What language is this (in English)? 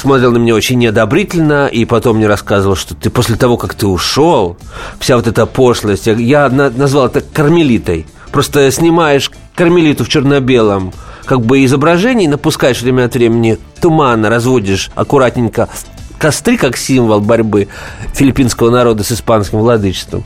Russian